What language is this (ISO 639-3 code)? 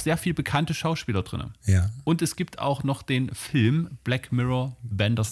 deu